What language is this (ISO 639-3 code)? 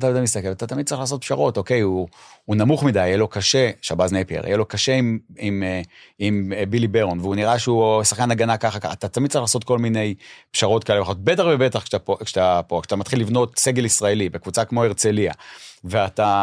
heb